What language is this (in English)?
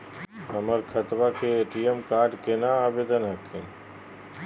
Magahi